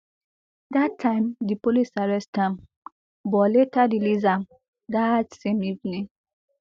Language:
Nigerian Pidgin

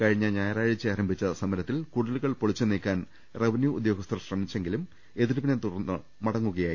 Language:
Malayalam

